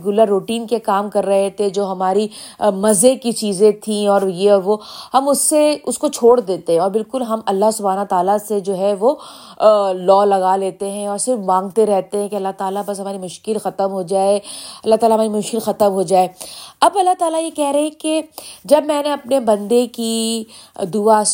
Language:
Urdu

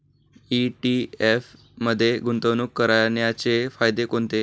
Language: Marathi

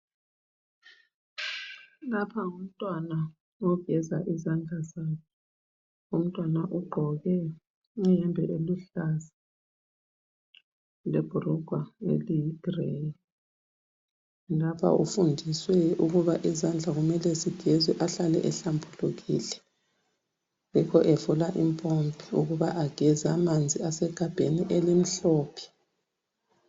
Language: North Ndebele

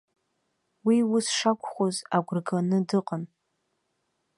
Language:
Abkhazian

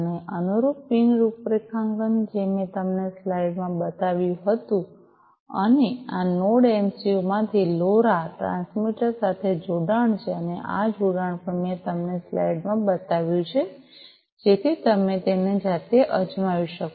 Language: Gujarati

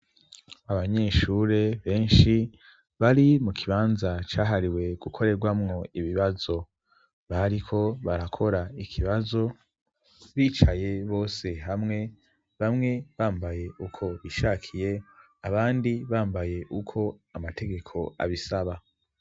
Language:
Rundi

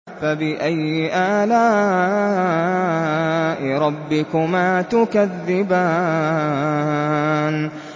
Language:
Arabic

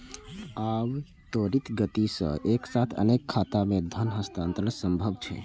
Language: Maithili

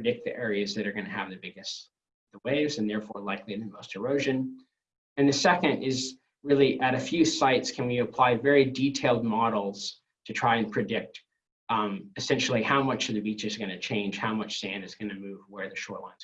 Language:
English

